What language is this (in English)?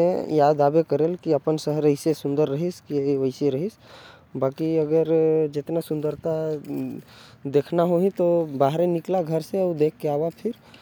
Korwa